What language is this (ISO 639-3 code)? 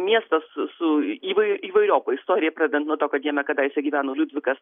lit